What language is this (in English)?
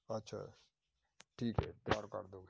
Punjabi